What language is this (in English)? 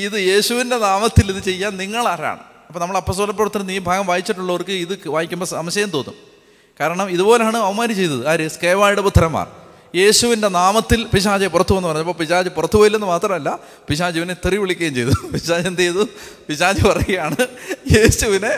Malayalam